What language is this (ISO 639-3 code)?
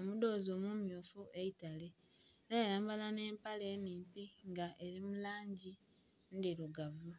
xog